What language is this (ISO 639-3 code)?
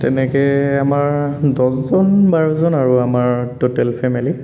asm